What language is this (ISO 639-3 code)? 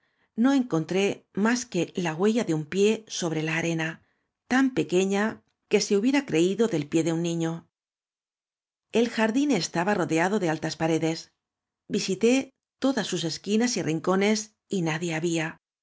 spa